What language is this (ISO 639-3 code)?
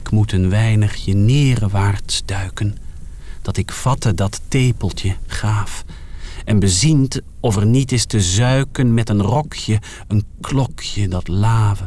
nld